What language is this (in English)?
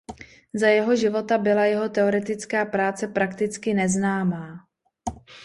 Czech